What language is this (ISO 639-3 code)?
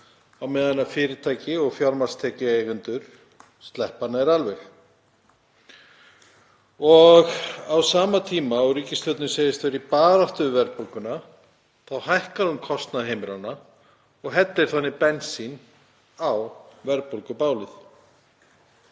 isl